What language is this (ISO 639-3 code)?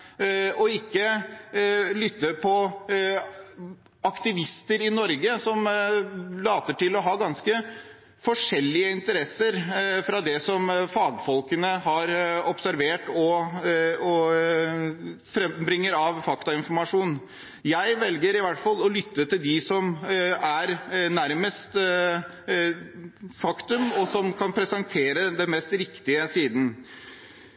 nob